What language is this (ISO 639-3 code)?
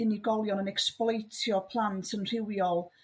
cym